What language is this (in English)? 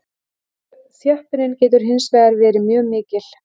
Icelandic